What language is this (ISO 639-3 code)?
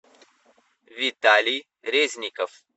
rus